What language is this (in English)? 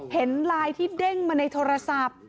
Thai